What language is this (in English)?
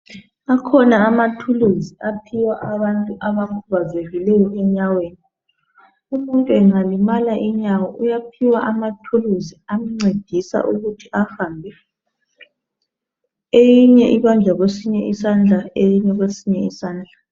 North Ndebele